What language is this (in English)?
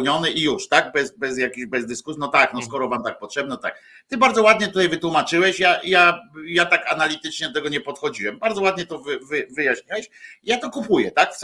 Polish